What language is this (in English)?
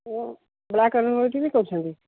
Odia